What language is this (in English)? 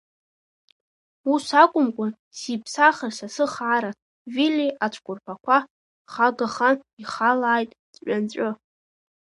Abkhazian